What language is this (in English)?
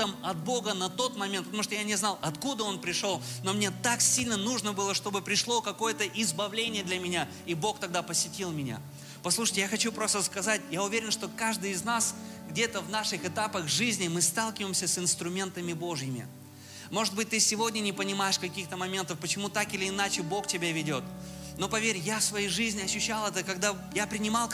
Russian